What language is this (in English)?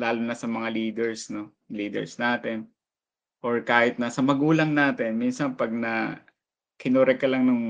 Filipino